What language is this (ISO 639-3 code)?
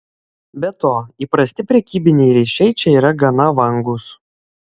lit